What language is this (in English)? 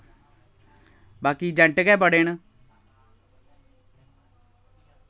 Dogri